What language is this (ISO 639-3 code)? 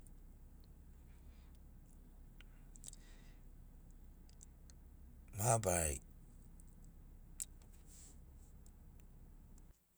snc